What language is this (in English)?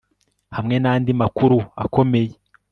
Kinyarwanda